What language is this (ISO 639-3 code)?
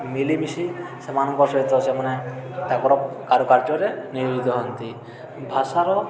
ori